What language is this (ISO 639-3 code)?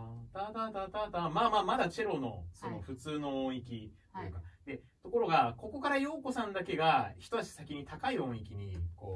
jpn